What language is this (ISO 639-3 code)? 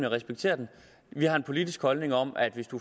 dan